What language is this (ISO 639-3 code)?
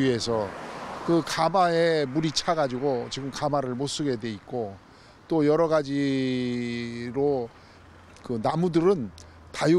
kor